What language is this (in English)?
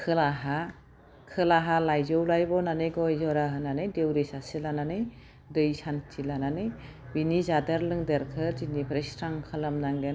Bodo